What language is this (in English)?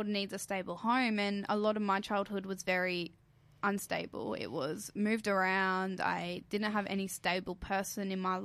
English